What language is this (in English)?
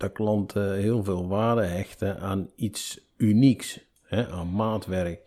Dutch